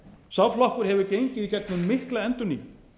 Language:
Icelandic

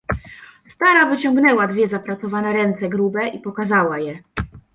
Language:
Polish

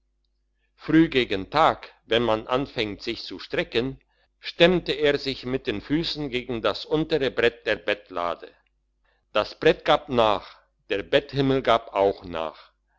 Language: German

